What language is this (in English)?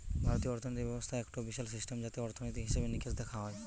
Bangla